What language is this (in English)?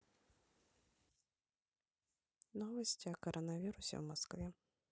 Russian